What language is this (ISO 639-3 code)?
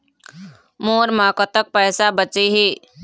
hne